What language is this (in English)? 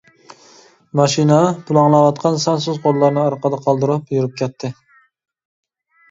Uyghur